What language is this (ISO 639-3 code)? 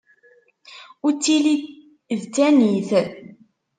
kab